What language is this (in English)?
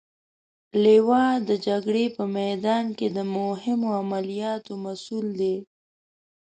Pashto